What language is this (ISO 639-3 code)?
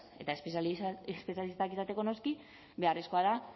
eus